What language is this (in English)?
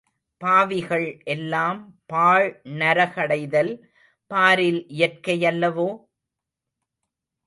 Tamil